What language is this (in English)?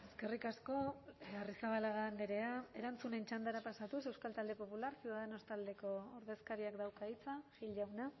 Basque